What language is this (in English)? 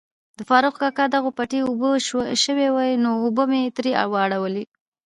Pashto